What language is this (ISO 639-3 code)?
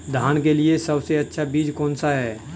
hin